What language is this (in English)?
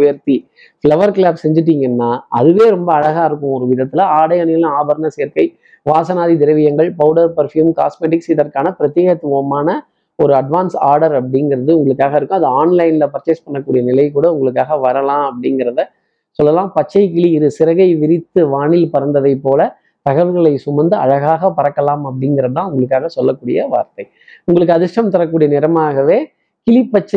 Tamil